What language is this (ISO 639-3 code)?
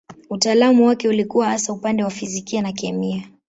swa